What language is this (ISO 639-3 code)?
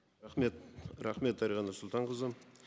kaz